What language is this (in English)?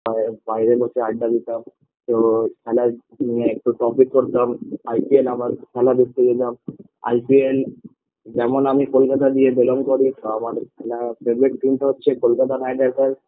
Bangla